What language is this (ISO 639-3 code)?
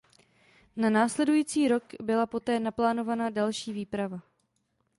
ces